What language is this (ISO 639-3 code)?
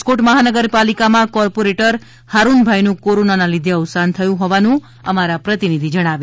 guj